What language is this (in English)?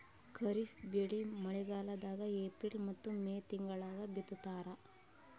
Kannada